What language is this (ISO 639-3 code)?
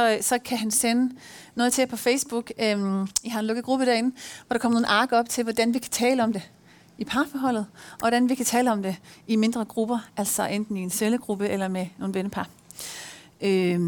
dan